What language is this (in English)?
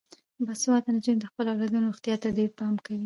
Pashto